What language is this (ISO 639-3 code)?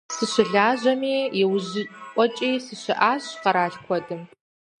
kbd